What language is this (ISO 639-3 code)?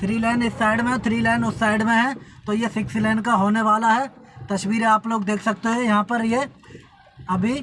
hin